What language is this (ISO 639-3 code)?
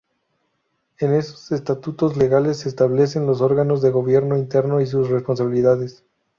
spa